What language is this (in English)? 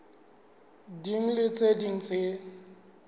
Southern Sotho